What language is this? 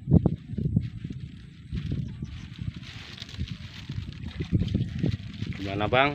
Indonesian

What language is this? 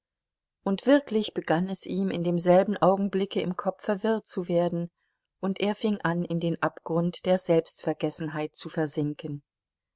German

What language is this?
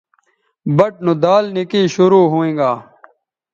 Bateri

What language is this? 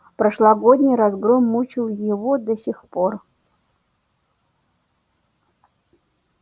Russian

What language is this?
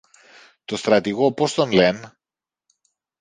Greek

